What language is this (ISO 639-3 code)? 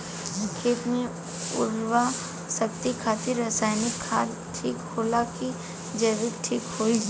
bho